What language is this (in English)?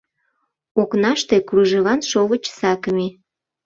Mari